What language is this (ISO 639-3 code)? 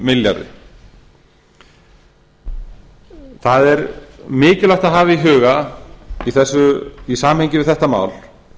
isl